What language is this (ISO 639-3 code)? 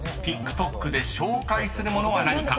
jpn